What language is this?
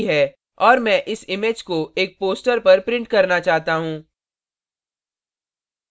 Hindi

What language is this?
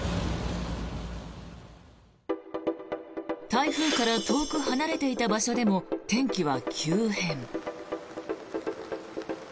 Japanese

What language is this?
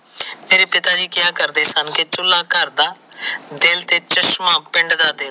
Punjabi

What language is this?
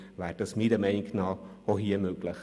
Swiss German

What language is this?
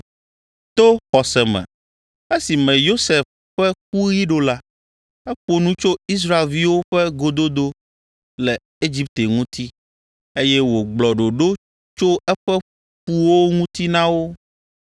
Ewe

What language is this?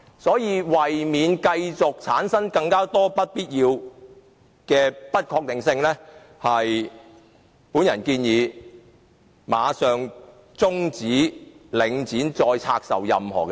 Cantonese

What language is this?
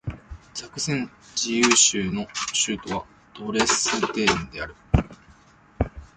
Japanese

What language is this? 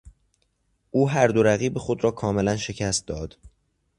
Persian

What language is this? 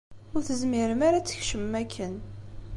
Kabyle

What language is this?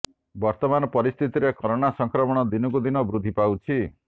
Odia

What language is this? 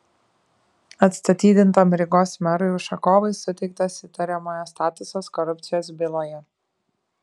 Lithuanian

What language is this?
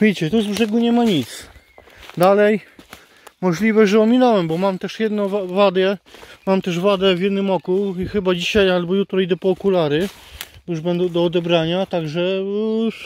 Polish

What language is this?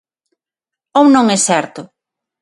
Galician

